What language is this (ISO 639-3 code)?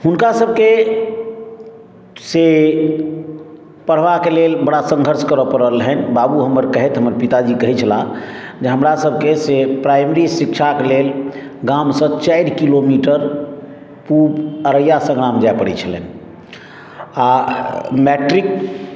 mai